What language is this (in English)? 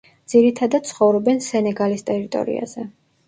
Georgian